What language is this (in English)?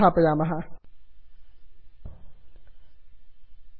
Sanskrit